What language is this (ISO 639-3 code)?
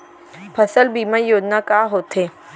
hne